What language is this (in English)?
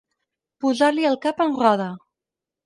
Catalan